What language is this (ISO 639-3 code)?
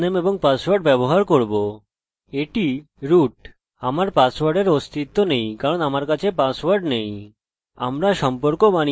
ben